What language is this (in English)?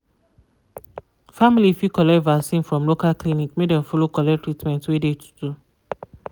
Nigerian Pidgin